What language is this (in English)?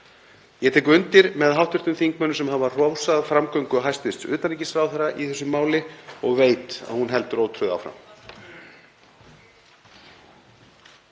Icelandic